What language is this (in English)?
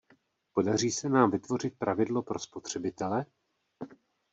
Czech